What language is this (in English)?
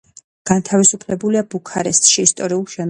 Georgian